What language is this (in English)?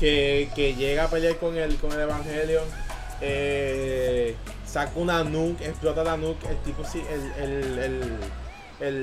Spanish